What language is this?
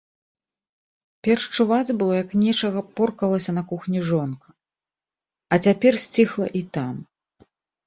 Belarusian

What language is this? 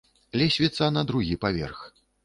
Belarusian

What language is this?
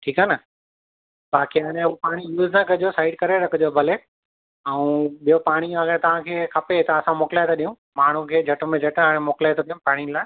Sindhi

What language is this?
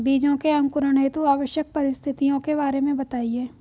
Hindi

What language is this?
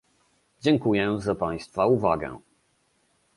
Polish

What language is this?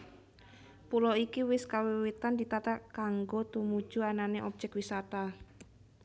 Javanese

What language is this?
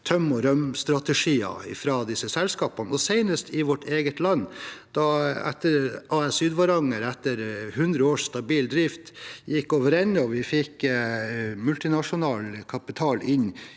Norwegian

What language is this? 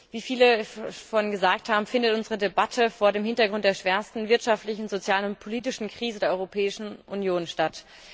German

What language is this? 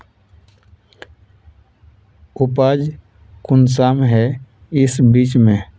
Magahi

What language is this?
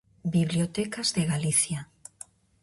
Galician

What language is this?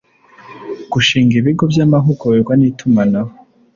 Kinyarwanda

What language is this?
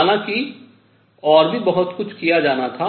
Hindi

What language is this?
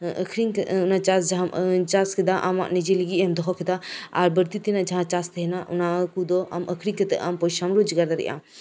Santali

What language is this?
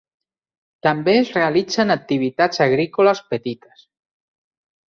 Catalan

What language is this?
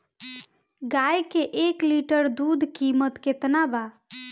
Bhojpuri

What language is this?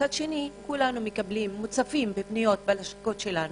Hebrew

